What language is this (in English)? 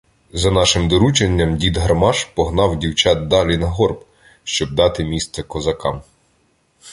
Ukrainian